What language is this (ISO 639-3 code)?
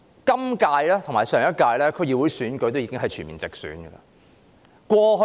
yue